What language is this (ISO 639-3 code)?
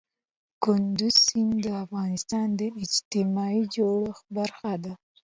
pus